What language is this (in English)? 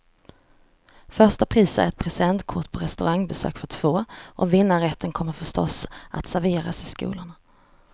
Swedish